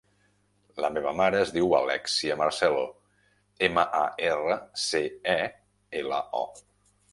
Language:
Catalan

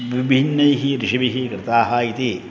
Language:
Sanskrit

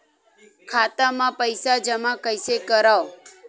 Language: Chhattisgarhi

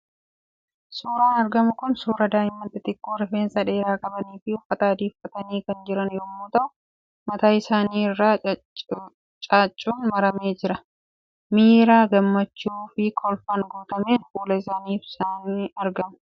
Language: Oromo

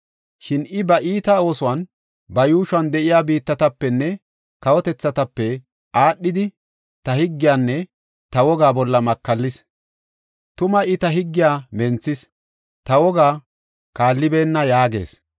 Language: Gofa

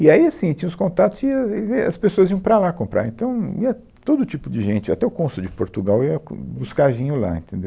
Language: Portuguese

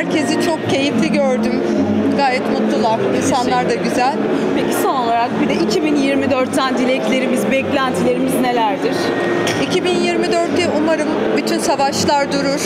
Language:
Turkish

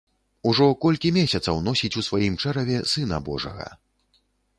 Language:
Belarusian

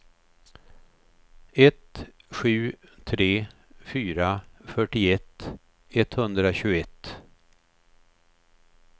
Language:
Swedish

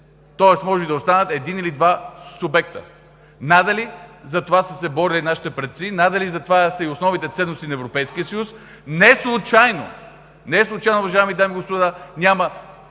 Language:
Bulgarian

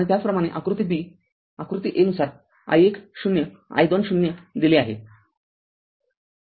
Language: Marathi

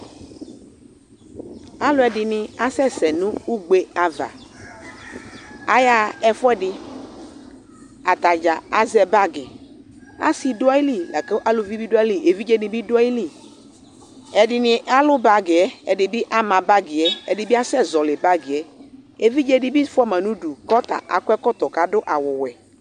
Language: Ikposo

